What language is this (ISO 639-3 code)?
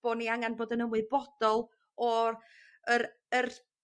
cym